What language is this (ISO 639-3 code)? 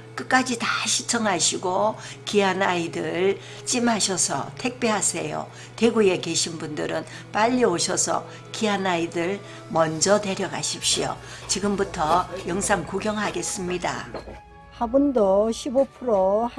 kor